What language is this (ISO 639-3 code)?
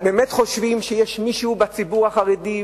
heb